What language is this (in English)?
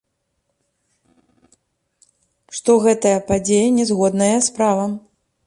Belarusian